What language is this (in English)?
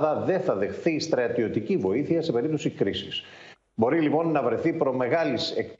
Greek